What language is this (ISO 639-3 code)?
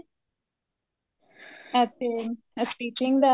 pan